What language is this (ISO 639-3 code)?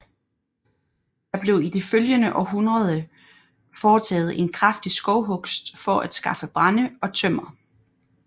dan